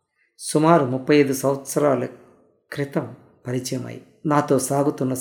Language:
Telugu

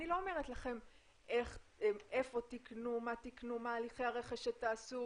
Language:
Hebrew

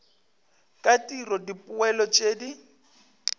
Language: Northern Sotho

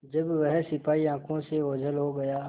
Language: Hindi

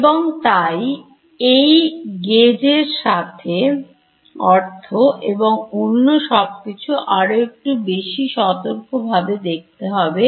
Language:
Bangla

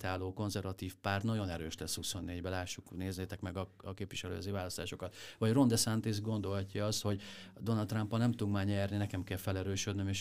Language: Hungarian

